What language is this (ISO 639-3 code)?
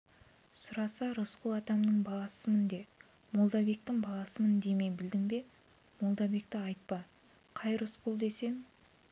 kaz